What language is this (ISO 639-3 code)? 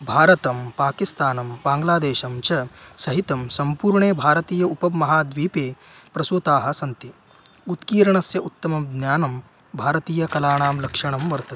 san